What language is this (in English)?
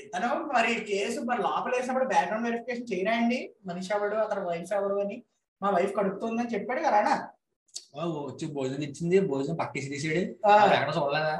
Telugu